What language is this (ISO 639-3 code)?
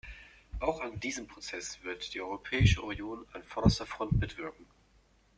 deu